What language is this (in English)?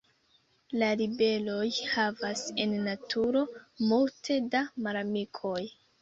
Esperanto